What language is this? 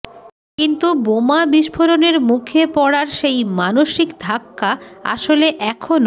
Bangla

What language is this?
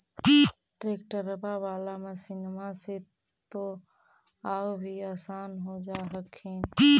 Magahi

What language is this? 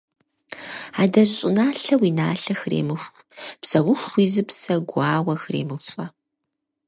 Kabardian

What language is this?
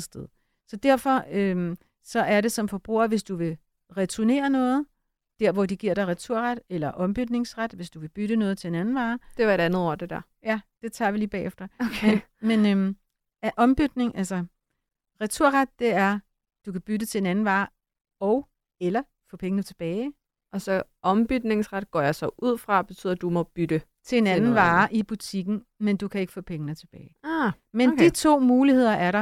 Danish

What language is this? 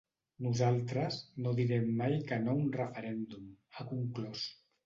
Catalan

